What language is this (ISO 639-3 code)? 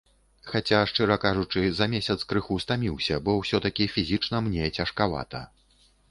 bel